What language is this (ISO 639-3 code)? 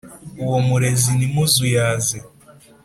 kin